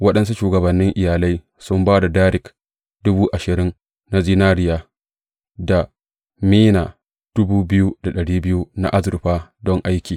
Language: Hausa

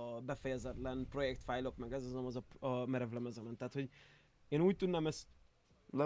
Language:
Hungarian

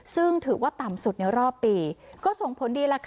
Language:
Thai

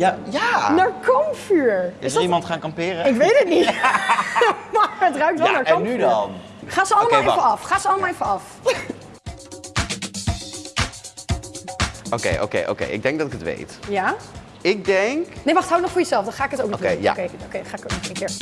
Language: Dutch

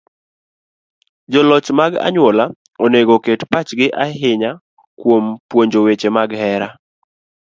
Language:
Luo (Kenya and Tanzania)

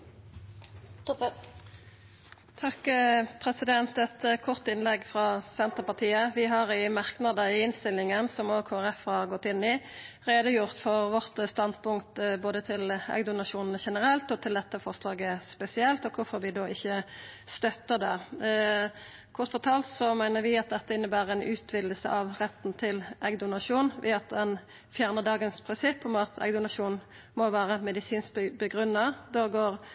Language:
Norwegian Nynorsk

